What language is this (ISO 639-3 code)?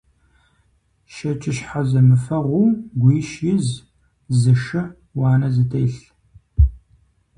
kbd